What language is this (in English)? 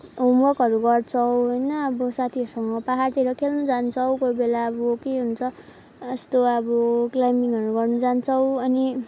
Nepali